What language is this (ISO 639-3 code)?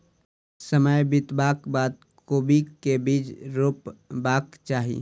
mai